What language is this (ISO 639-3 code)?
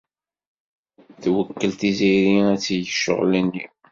kab